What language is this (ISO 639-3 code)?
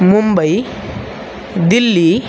mar